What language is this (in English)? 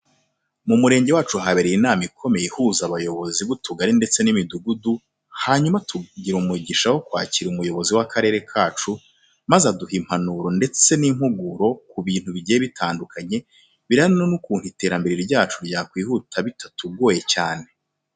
Kinyarwanda